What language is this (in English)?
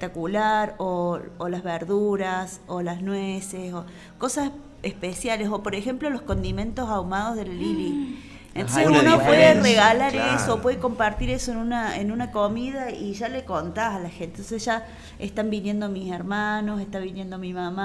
Spanish